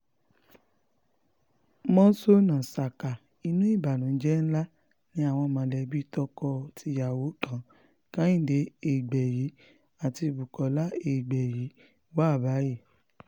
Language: Yoruba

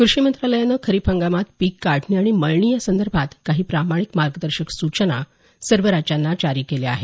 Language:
Marathi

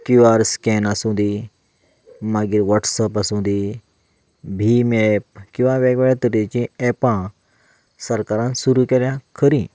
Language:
Konkani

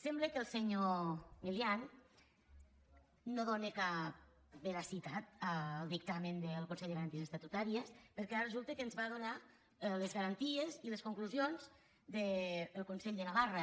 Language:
Catalan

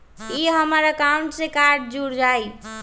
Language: Magahi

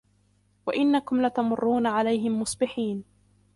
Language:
Arabic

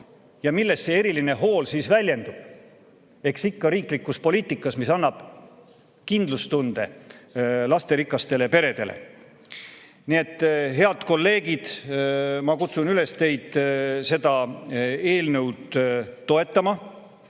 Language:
Estonian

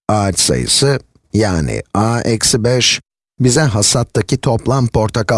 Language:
Turkish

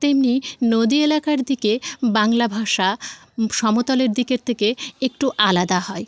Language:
Bangla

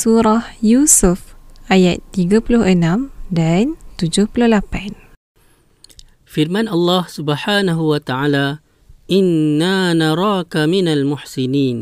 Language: Malay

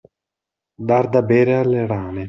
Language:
Italian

